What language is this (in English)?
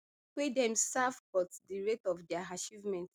Nigerian Pidgin